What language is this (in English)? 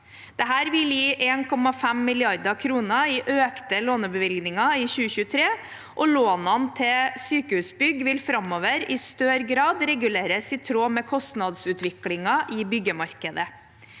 Norwegian